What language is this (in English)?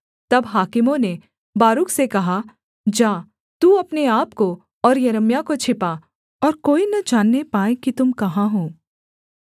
Hindi